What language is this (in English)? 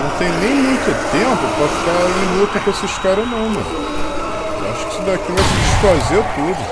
Portuguese